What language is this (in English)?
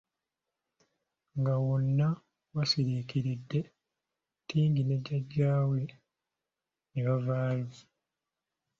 Ganda